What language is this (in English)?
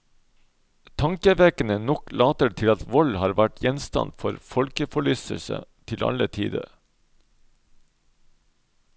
Norwegian